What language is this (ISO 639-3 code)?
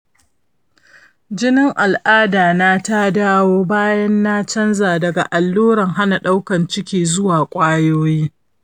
hau